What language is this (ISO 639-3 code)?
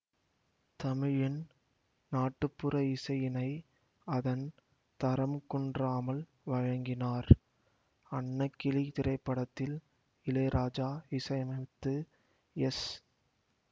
tam